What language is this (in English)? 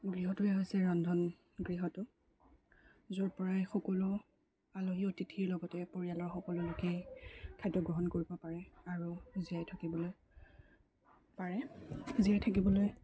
Assamese